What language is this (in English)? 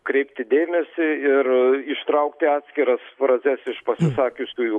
Lithuanian